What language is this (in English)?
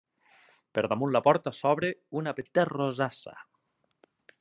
Catalan